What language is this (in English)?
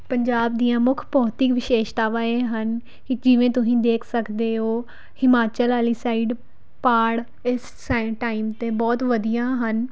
Punjabi